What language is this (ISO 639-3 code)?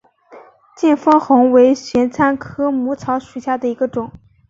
zho